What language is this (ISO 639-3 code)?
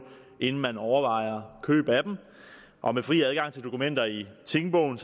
dan